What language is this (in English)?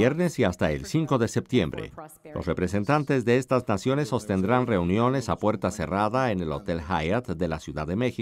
Spanish